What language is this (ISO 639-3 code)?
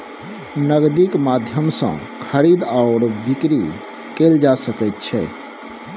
mai